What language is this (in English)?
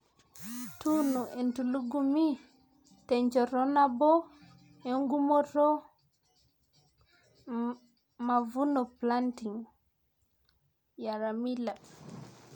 Masai